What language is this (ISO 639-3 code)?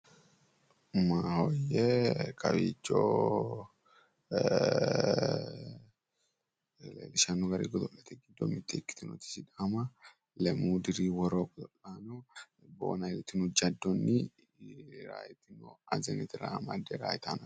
sid